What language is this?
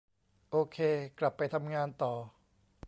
Thai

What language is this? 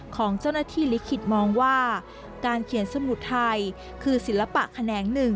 Thai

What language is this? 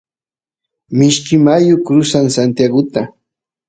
Santiago del Estero Quichua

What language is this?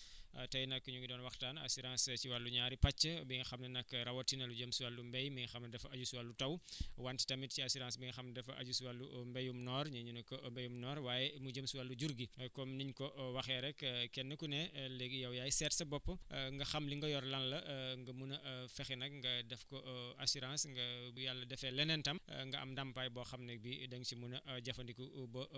Wolof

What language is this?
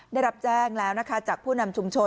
Thai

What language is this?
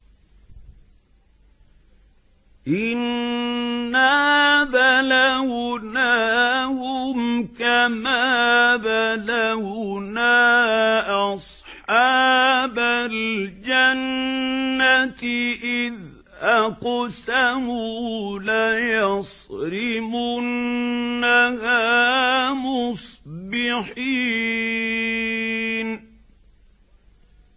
Arabic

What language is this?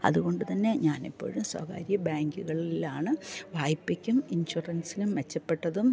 Malayalam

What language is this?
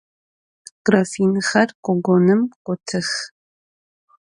Adyghe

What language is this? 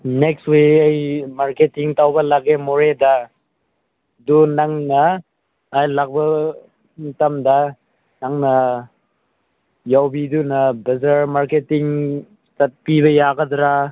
Manipuri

